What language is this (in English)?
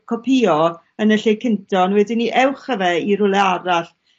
Welsh